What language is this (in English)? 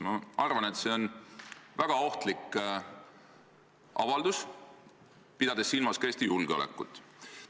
Estonian